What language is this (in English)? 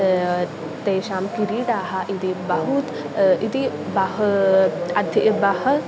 Sanskrit